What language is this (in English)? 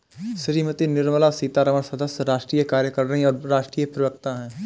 Hindi